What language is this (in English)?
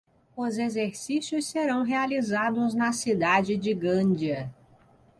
Portuguese